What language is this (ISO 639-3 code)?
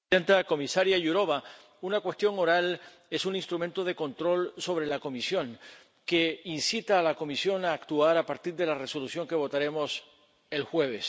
spa